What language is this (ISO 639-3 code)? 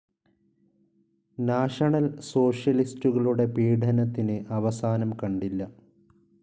mal